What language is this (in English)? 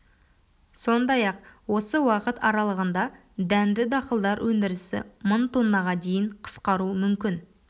Kazakh